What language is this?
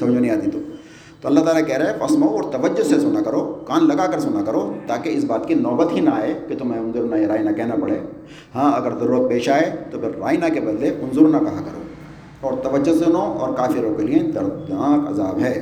Urdu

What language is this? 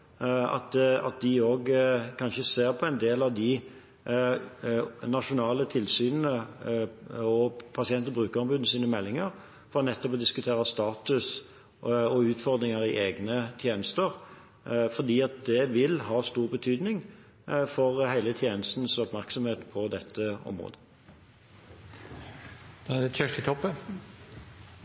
Norwegian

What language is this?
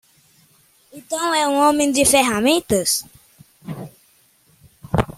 Portuguese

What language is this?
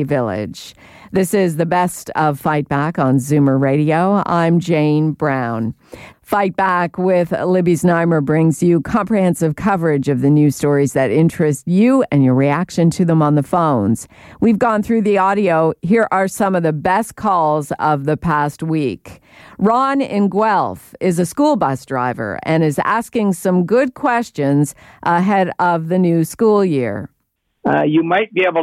English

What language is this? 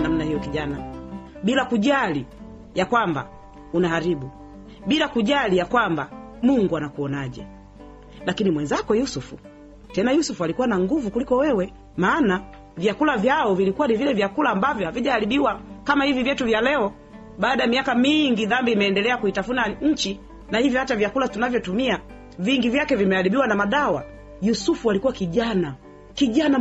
Swahili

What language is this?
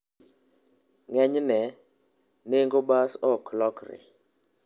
Luo (Kenya and Tanzania)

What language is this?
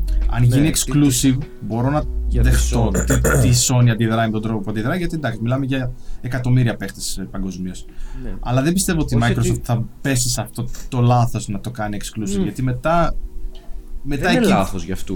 Greek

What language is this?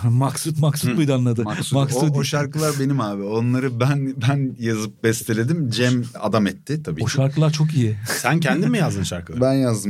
Turkish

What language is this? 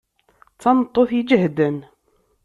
Kabyle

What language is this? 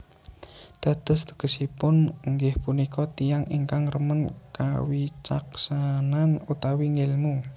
Javanese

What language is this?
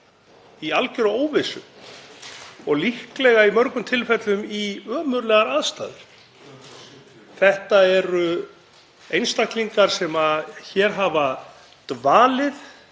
Icelandic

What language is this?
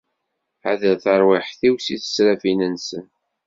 Kabyle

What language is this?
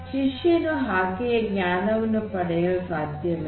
Kannada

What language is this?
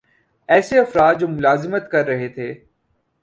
Urdu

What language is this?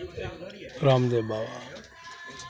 Maithili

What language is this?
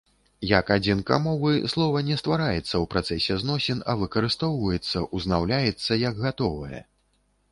Belarusian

